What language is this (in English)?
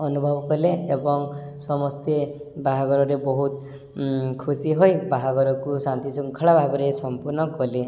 Odia